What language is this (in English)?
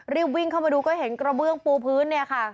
Thai